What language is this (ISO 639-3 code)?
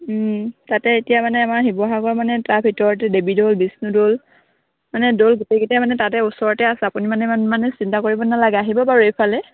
asm